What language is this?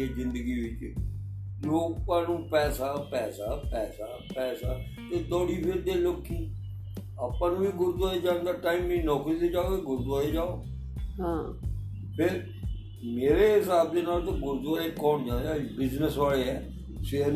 Punjabi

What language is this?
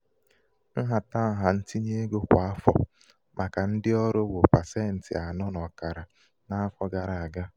Igbo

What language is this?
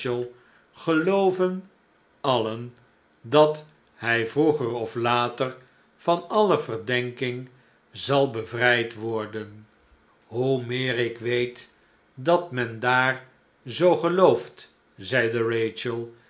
Dutch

